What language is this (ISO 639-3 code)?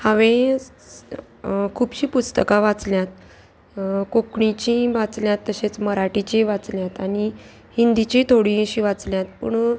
kok